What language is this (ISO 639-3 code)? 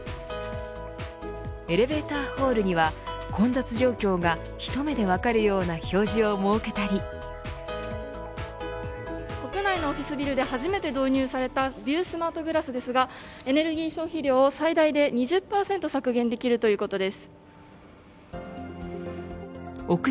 jpn